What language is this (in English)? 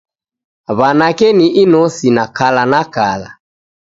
Taita